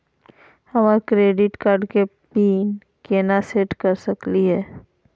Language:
Magahi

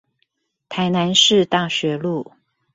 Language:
Chinese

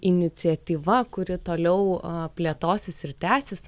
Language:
Lithuanian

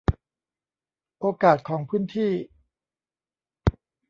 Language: Thai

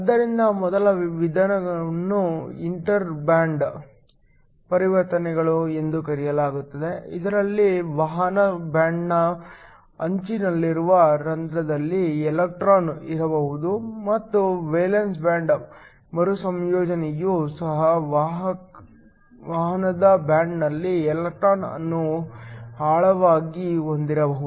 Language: Kannada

